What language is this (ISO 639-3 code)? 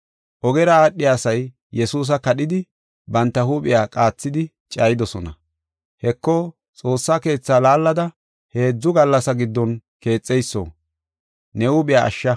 gof